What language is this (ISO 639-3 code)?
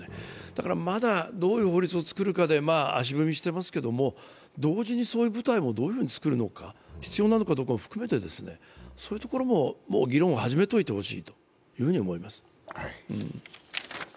jpn